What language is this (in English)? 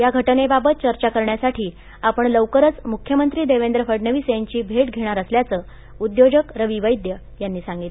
Marathi